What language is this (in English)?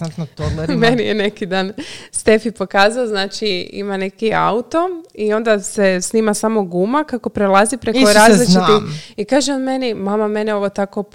Croatian